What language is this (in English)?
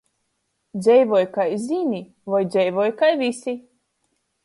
Latgalian